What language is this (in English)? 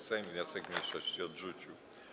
Polish